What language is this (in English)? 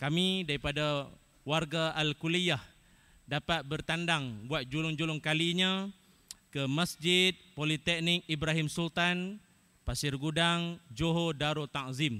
Malay